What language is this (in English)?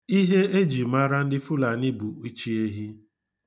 Igbo